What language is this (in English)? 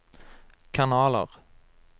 Norwegian